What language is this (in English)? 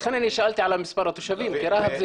Hebrew